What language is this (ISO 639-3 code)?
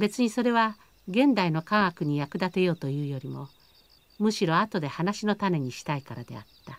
jpn